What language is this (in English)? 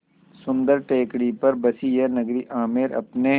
Hindi